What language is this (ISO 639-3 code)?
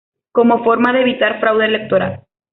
spa